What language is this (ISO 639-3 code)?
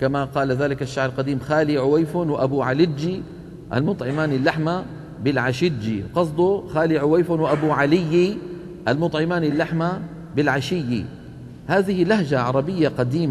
ara